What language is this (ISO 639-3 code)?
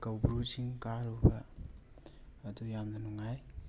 mni